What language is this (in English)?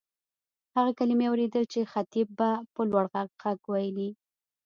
Pashto